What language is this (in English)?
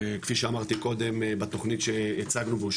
Hebrew